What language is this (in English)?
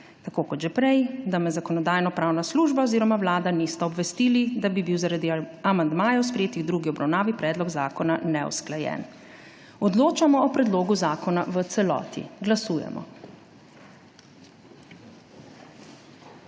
Slovenian